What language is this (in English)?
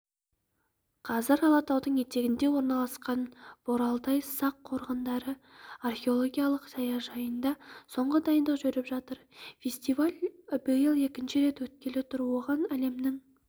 Kazakh